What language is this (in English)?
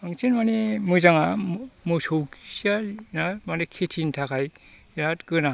Bodo